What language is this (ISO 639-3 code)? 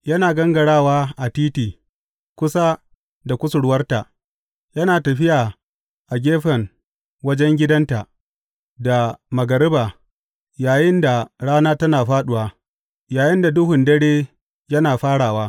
hau